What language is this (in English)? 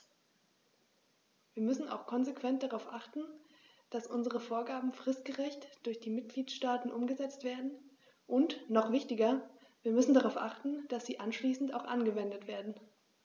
German